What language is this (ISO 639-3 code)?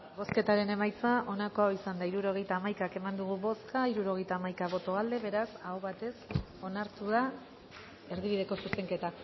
eus